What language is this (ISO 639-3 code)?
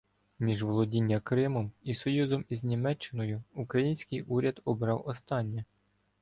ukr